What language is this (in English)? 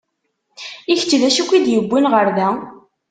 Kabyle